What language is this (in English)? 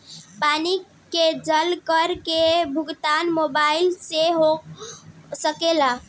Bhojpuri